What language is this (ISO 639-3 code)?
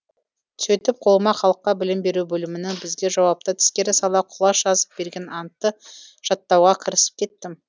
kaz